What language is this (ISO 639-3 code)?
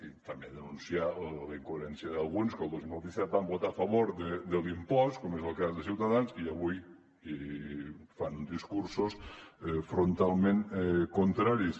cat